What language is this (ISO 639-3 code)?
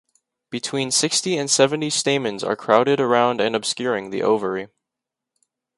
eng